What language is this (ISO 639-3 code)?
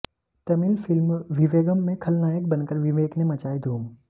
hin